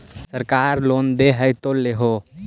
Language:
Magahi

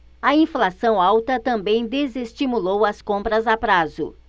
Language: Portuguese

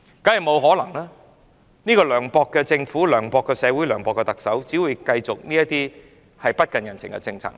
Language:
Cantonese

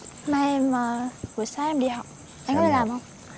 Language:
Vietnamese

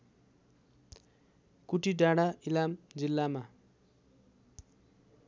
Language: Nepali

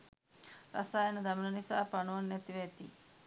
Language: Sinhala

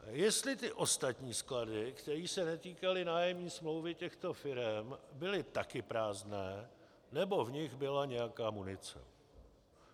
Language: Czech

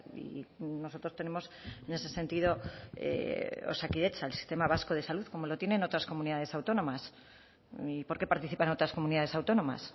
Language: Spanish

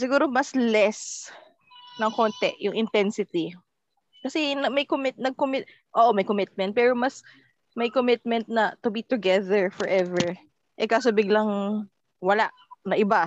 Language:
Filipino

